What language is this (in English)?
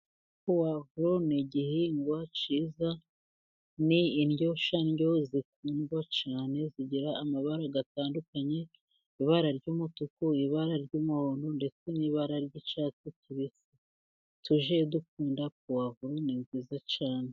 Kinyarwanda